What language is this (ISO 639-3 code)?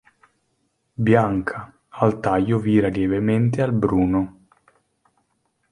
ita